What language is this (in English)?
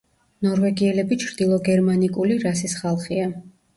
Georgian